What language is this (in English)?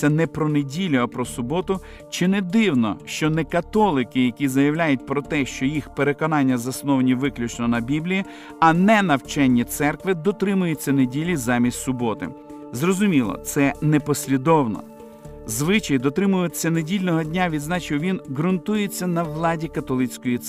Ukrainian